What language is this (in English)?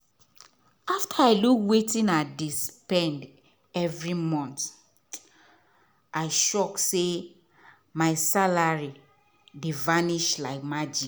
Nigerian Pidgin